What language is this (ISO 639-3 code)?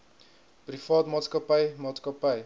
afr